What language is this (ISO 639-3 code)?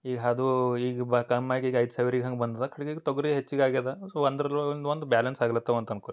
kan